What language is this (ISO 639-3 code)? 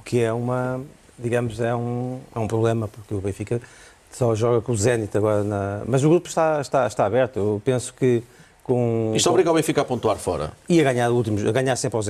por